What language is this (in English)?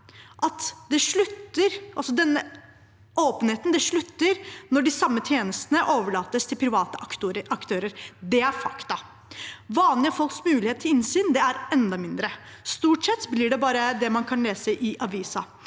Norwegian